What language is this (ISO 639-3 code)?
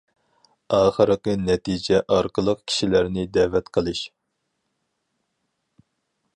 uig